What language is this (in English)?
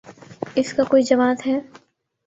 Urdu